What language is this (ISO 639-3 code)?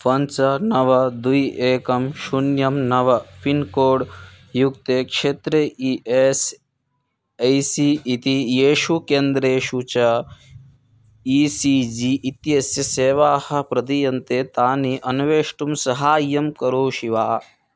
san